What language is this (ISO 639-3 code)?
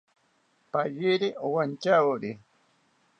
cpy